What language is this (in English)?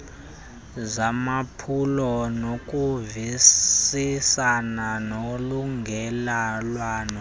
Xhosa